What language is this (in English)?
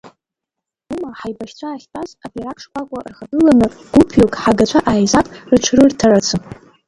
Abkhazian